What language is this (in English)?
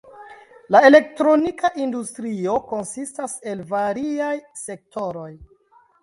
Esperanto